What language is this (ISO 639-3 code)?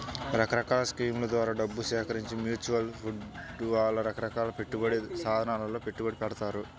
tel